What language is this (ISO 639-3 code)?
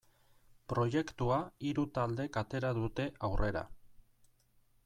eus